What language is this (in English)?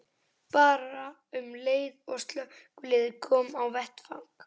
Icelandic